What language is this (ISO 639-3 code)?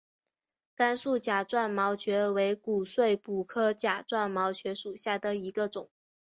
zho